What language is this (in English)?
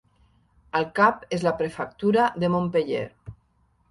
Catalan